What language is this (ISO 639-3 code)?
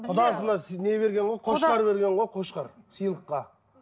kaz